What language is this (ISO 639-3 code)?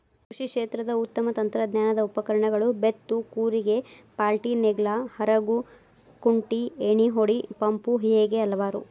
kan